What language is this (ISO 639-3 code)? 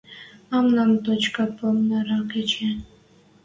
mrj